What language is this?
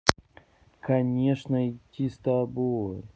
Russian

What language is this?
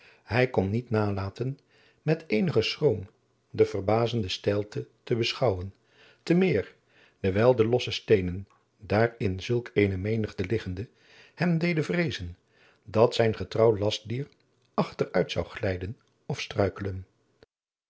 Dutch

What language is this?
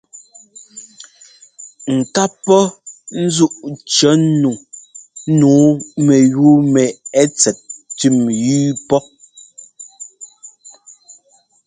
Ngomba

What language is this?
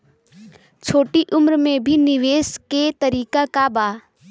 Bhojpuri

